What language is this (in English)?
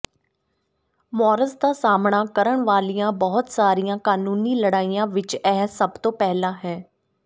Punjabi